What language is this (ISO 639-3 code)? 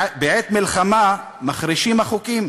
heb